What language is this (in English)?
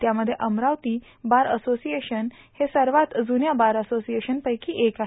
Marathi